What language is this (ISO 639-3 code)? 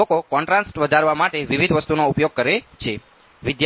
guj